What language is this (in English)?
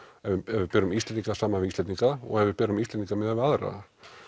Icelandic